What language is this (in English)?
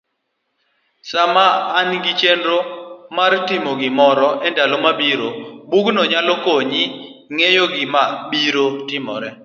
Luo (Kenya and Tanzania)